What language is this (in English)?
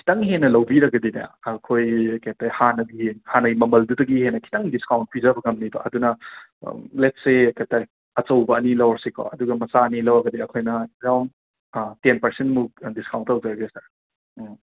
Manipuri